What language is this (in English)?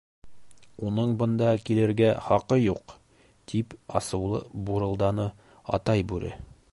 Bashkir